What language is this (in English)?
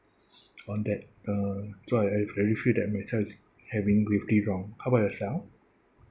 English